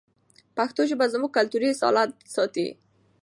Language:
Pashto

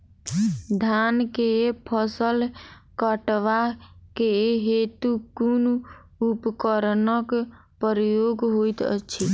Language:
Maithili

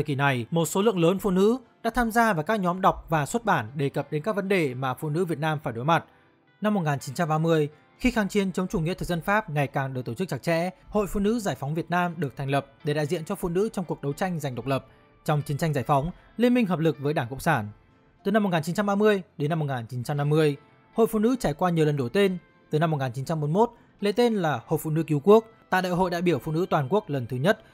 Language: Vietnamese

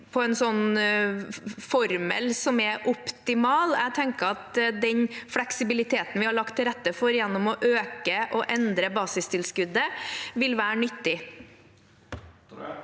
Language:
Norwegian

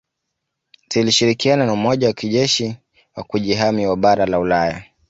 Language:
Swahili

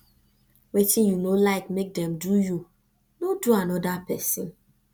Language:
Nigerian Pidgin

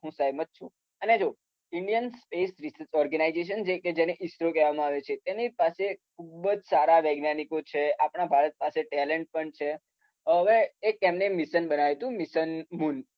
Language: Gujarati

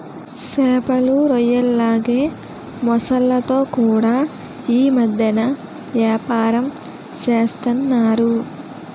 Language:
Telugu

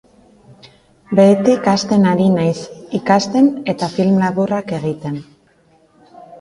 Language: Basque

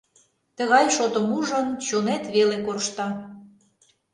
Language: Mari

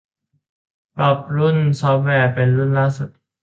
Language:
Thai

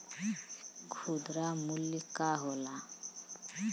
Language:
Bhojpuri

